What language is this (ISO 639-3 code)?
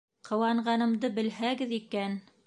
bak